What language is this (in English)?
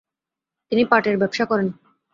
Bangla